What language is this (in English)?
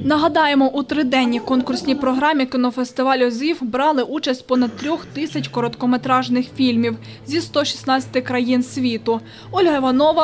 Ukrainian